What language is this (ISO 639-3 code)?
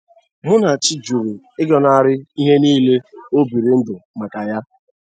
ibo